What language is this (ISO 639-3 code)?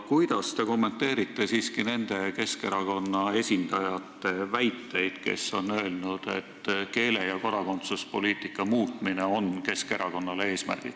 est